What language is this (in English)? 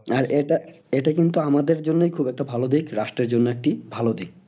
Bangla